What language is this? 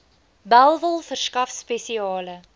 Afrikaans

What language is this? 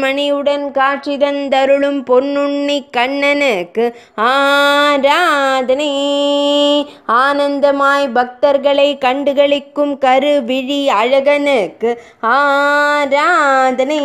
Romanian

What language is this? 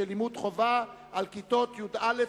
Hebrew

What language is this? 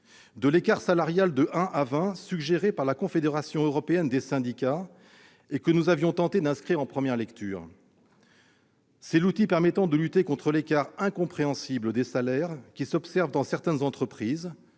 French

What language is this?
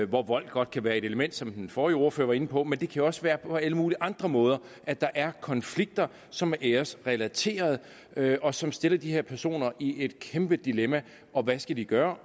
Danish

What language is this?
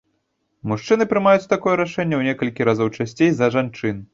Belarusian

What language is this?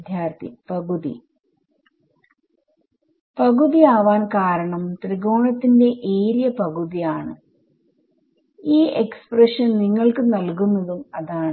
Malayalam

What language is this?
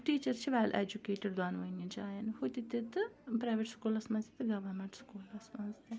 Kashmiri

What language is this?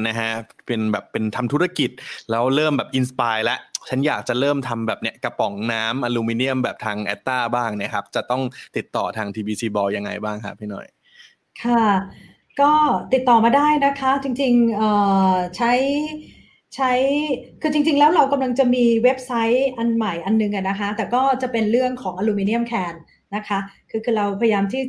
Thai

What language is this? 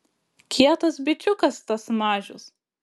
Lithuanian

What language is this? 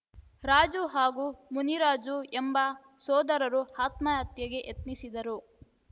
Kannada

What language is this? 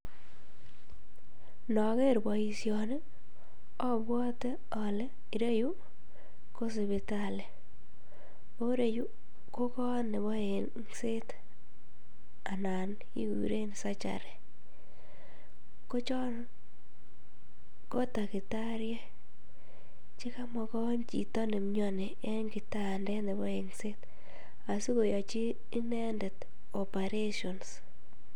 Kalenjin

